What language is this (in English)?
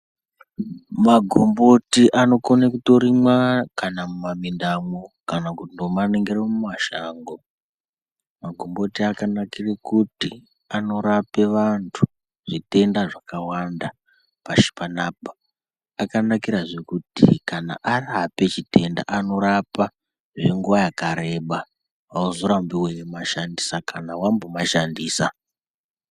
Ndau